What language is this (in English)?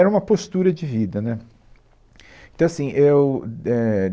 Portuguese